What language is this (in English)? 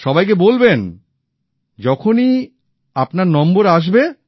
Bangla